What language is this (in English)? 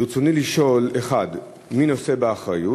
Hebrew